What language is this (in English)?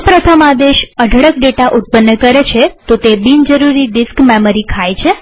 Gujarati